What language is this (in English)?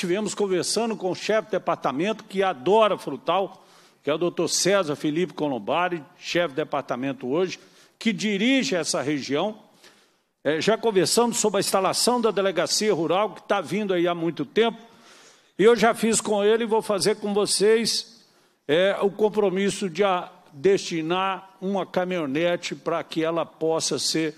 Portuguese